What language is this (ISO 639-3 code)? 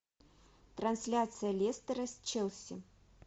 rus